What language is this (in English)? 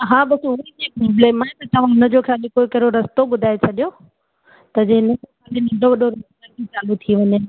Sindhi